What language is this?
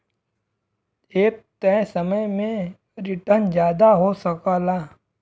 Bhojpuri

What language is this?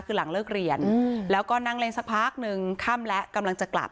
Thai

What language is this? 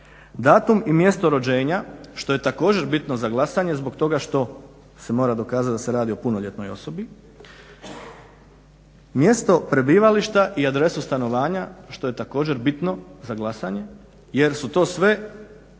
Croatian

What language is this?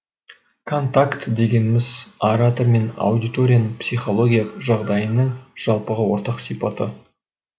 Kazakh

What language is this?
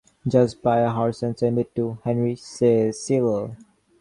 English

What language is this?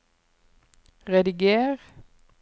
Norwegian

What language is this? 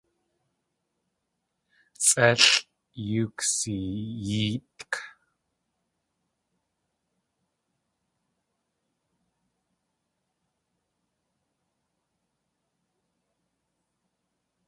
Tlingit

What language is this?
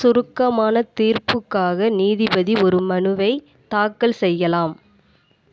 Tamil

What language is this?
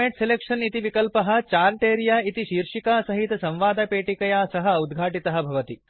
Sanskrit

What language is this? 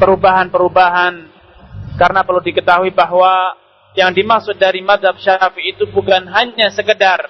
Malay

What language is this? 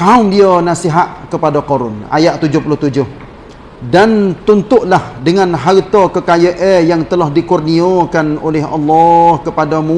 Malay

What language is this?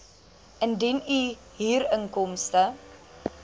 Afrikaans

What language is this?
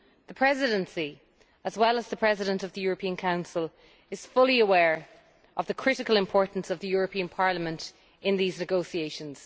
English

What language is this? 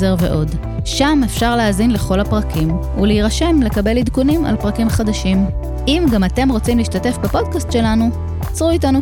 Hebrew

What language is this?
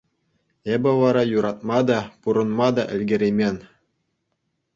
Chuvash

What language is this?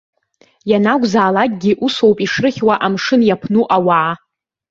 Abkhazian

